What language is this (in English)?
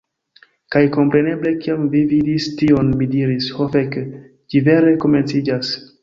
Esperanto